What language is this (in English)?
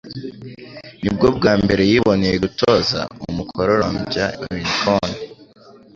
Kinyarwanda